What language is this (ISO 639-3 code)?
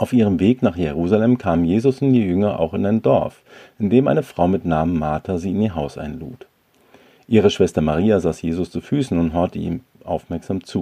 deu